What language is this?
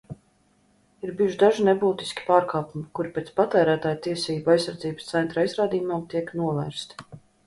Latvian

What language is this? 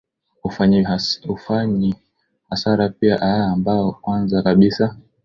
Swahili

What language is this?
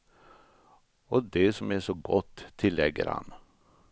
Swedish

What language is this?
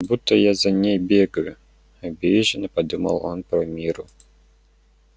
Russian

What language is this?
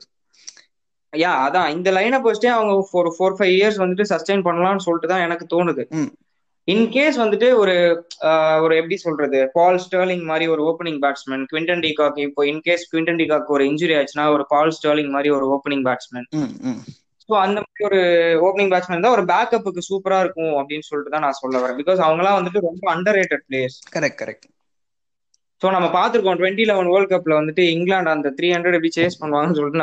Tamil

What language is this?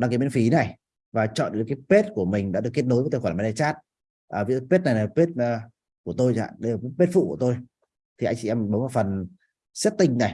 Vietnamese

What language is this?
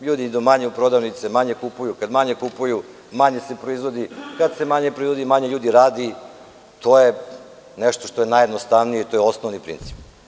Serbian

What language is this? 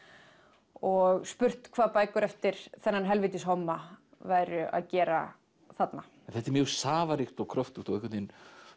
Icelandic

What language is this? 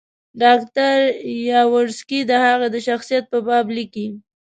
Pashto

